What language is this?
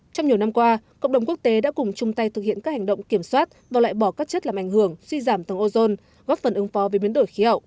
Vietnamese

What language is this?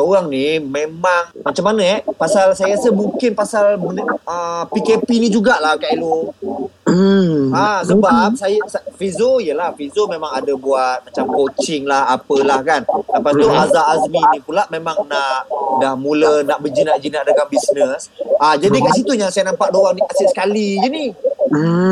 Malay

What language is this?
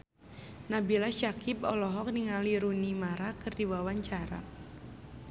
Sundanese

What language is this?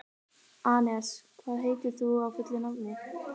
Icelandic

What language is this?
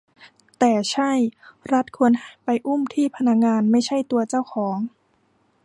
Thai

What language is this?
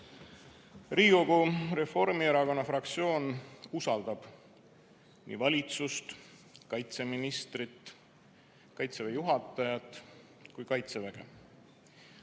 Estonian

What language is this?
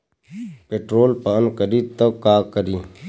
Bhojpuri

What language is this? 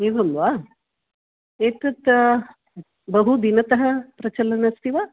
Sanskrit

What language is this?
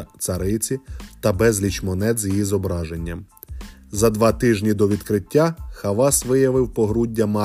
Ukrainian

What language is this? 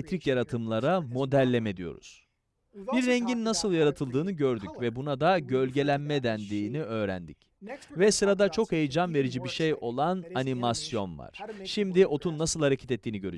Turkish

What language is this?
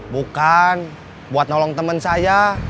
Indonesian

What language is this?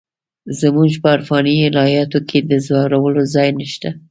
Pashto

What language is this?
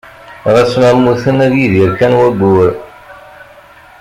Kabyle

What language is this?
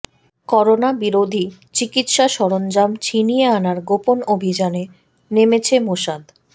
Bangla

